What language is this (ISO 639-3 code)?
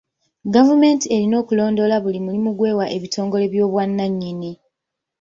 lug